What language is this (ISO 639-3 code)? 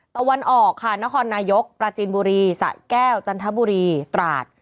tha